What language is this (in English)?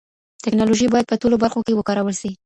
Pashto